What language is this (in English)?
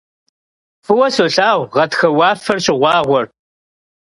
Kabardian